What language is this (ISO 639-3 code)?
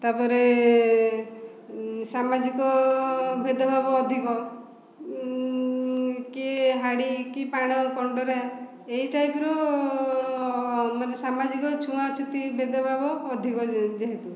ori